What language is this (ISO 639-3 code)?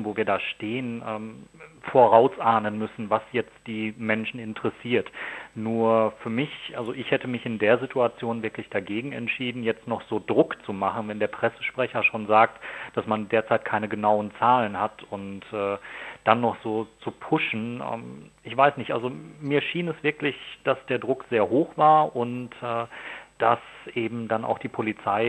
deu